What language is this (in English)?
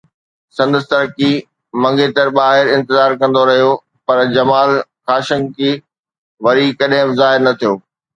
Sindhi